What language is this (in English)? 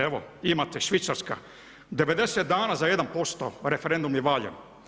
Croatian